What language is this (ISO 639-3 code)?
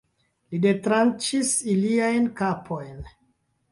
epo